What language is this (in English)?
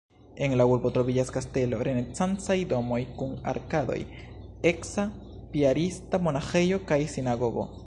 Esperanto